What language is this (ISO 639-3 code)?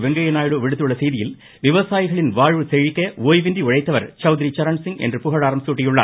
tam